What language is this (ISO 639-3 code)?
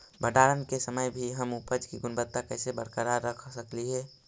mag